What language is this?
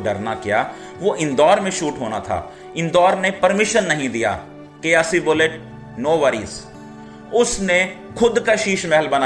Hindi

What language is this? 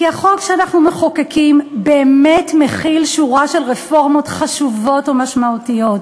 Hebrew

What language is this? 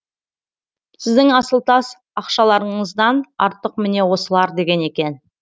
Kazakh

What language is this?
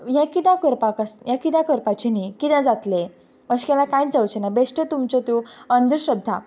Konkani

